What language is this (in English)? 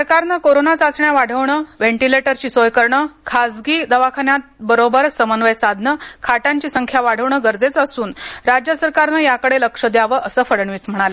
Marathi